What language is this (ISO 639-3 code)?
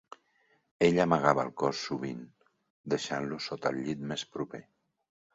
cat